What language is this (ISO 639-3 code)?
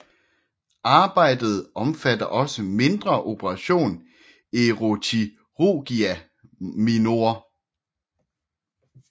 dan